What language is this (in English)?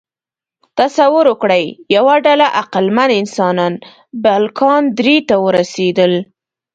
Pashto